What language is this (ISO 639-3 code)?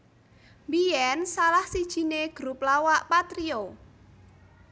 jav